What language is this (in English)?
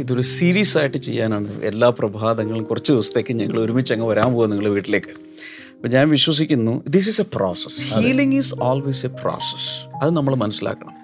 Malayalam